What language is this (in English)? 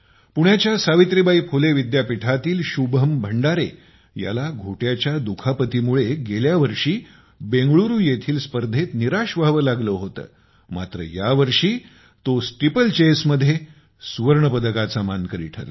Marathi